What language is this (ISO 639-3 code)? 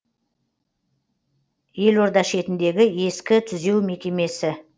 kaz